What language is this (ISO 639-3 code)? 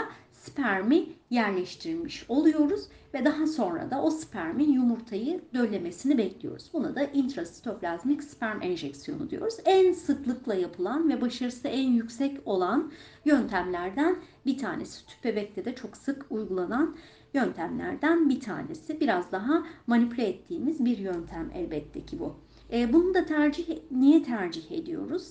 tur